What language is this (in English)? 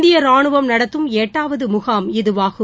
Tamil